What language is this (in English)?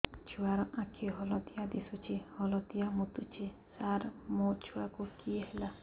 Odia